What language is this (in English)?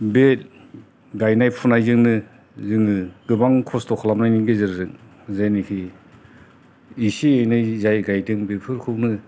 Bodo